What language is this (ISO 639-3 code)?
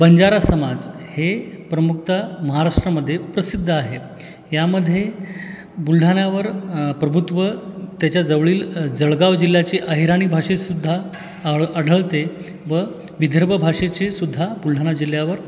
mar